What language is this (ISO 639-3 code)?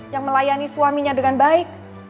ind